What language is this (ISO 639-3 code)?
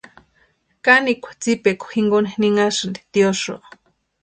pua